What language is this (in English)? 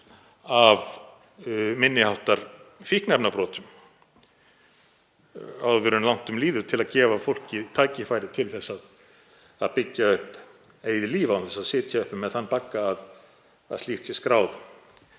Icelandic